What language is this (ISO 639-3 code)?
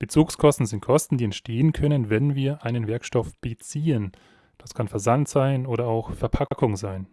deu